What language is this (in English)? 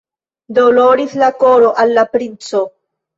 Esperanto